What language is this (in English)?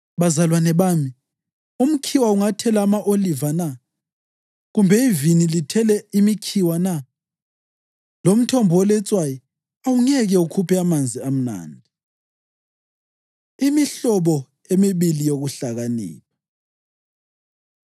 North Ndebele